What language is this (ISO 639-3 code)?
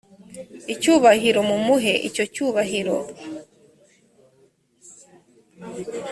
kin